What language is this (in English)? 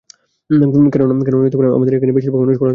Bangla